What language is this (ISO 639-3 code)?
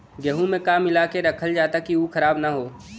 bho